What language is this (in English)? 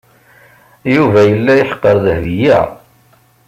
Kabyle